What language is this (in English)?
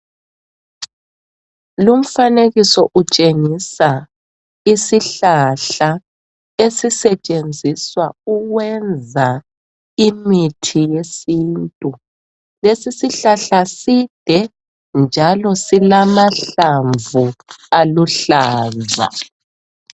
North Ndebele